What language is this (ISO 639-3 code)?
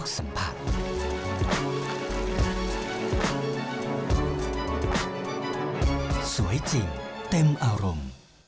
tha